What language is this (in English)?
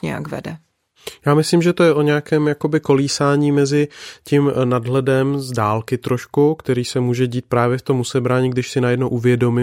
Czech